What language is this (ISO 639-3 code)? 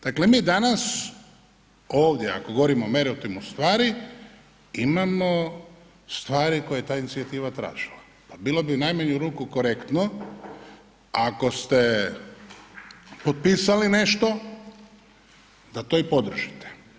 hrv